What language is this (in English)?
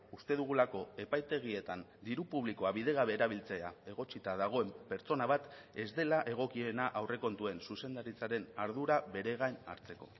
Basque